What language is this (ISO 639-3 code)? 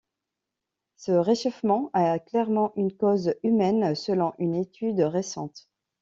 fra